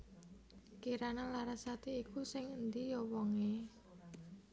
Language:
Javanese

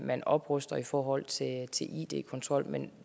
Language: Danish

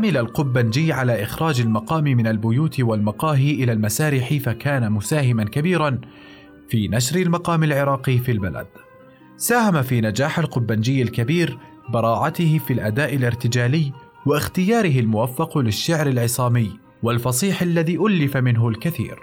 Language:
Arabic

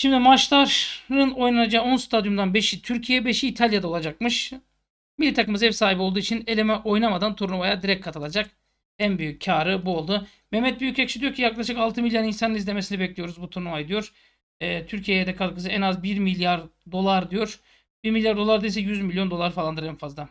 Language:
Turkish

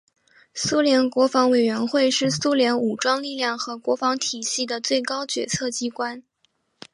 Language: Chinese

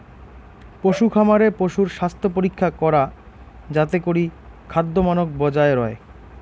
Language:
Bangla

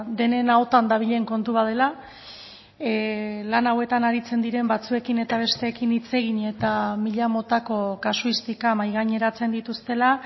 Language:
Basque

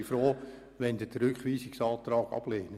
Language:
Swiss German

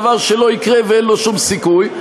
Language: Hebrew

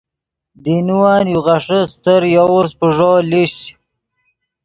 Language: Yidgha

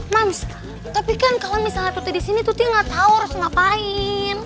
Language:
Indonesian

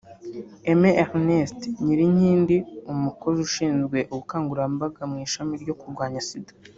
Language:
Kinyarwanda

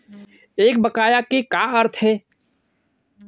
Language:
Chhattisgarhi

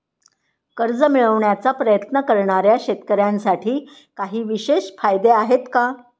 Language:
Marathi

